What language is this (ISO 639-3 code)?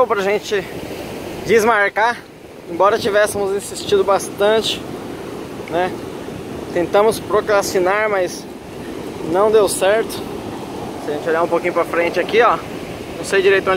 por